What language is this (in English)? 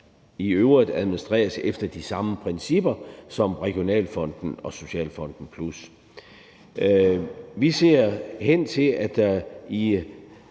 Danish